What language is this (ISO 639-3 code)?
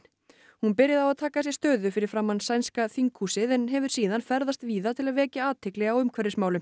isl